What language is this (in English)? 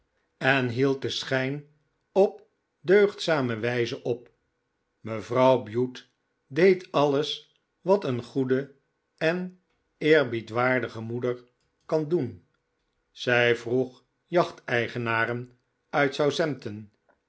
Dutch